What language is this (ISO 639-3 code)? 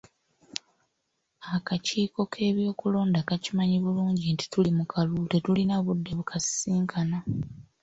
lug